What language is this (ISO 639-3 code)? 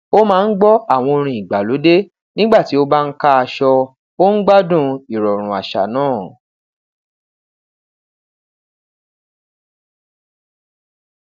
yor